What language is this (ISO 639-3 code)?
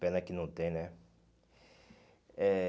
por